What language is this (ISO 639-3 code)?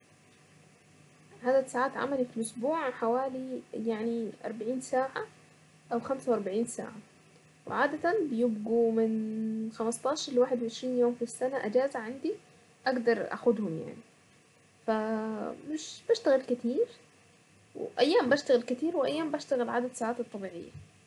aec